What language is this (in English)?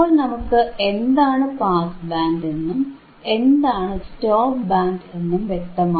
Malayalam